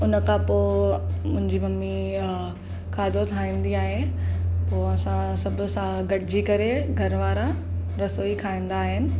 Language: Sindhi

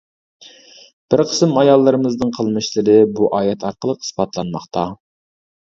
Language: Uyghur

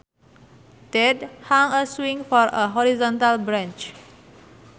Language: Sundanese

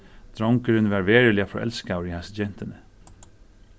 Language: Faroese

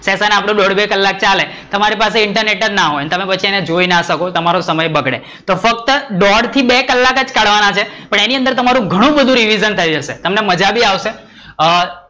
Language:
Gujarati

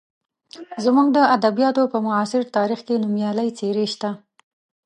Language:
Pashto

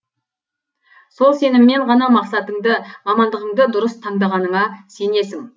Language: Kazakh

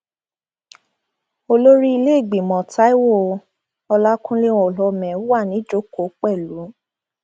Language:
Yoruba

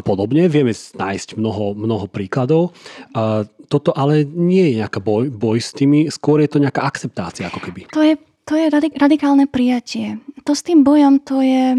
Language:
Slovak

